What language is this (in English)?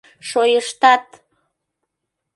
Mari